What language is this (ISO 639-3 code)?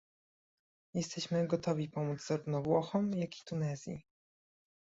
pol